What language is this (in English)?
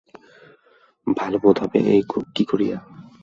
Bangla